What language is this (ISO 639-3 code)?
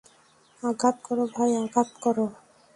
ben